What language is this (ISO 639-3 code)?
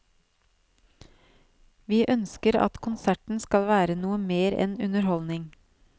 nor